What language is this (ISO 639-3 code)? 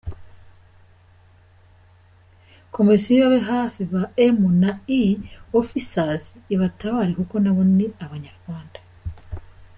kin